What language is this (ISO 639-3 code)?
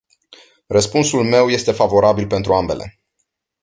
ron